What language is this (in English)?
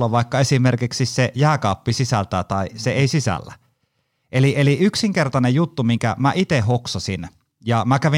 Finnish